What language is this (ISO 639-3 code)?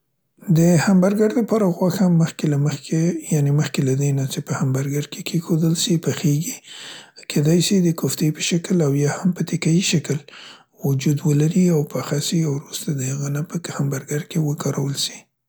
pst